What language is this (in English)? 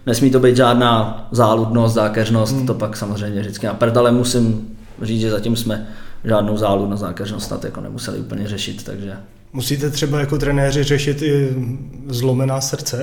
Czech